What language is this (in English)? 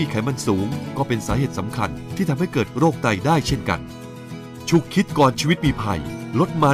Thai